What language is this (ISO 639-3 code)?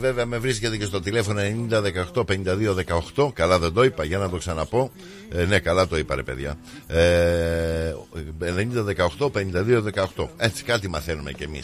ell